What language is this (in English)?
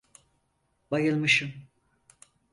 Turkish